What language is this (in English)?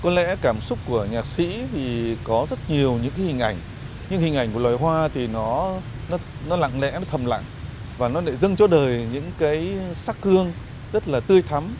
Vietnamese